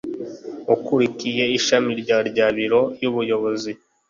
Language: Kinyarwanda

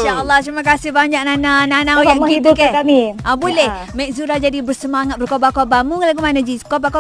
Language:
Malay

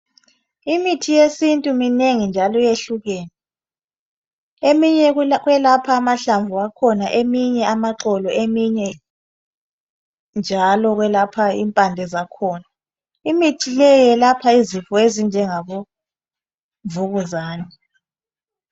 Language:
North Ndebele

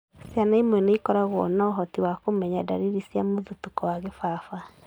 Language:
Kikuyu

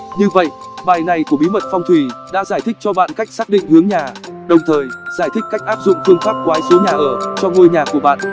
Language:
Vietnamese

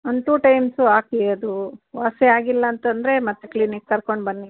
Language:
Kannada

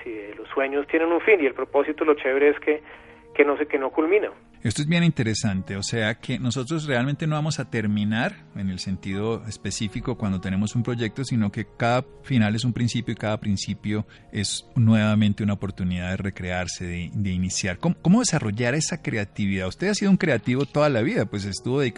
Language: Spanish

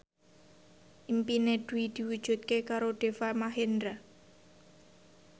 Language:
Javanese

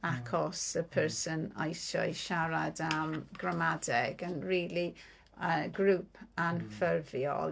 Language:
Welsh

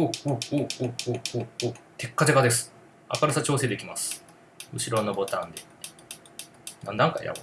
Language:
Japanese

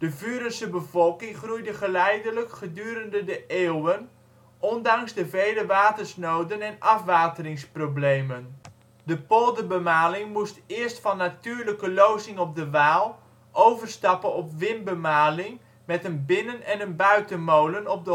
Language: Dutch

